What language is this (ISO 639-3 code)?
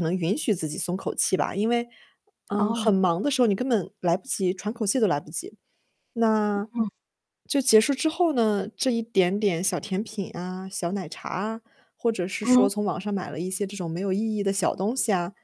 zho